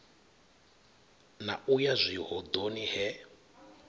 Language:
Venda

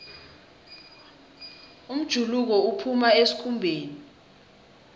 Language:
South Ndebele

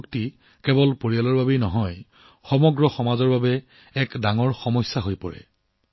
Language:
Assamese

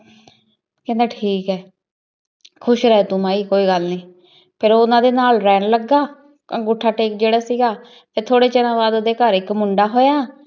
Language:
Punjabi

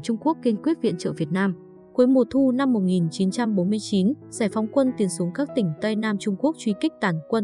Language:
Vietnamese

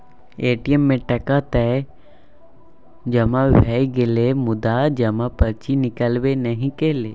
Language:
Maithili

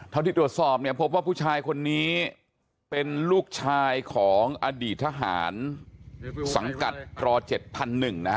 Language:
Thai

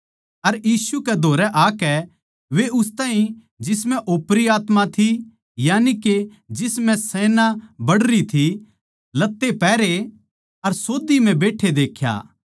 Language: Haryanvi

